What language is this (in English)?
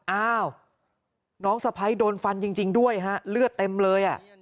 Thai